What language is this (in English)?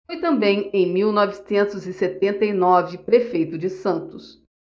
Portuguese